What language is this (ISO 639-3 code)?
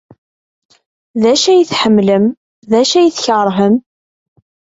kab